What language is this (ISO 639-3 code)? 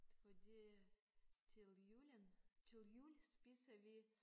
dan